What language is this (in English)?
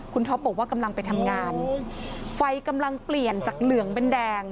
Thai